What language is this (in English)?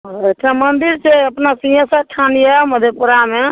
Maithili